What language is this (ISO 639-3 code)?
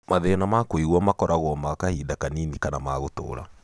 kik